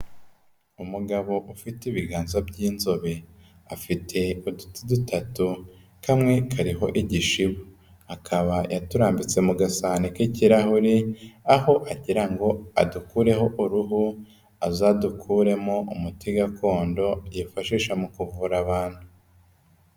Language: Kinyarwanda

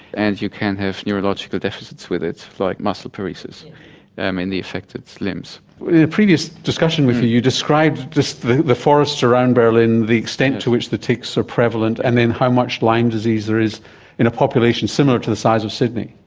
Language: English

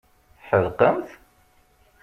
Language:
Kabyle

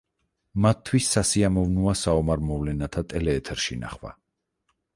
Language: Georgian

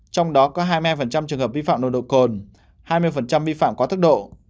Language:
Vietnamese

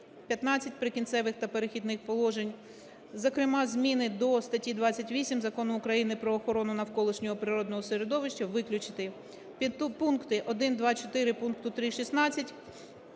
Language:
Ukrainian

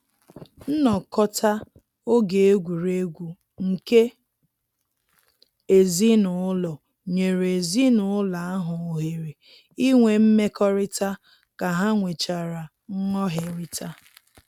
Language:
Igbo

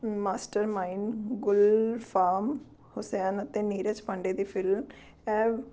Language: Punjabi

